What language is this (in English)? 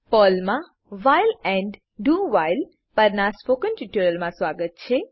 Gujarati